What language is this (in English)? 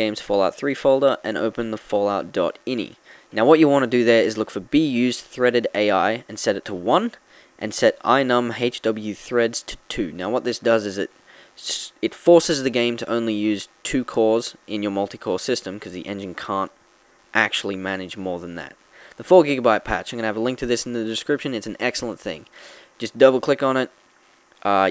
English